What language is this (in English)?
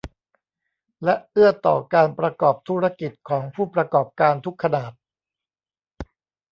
Thai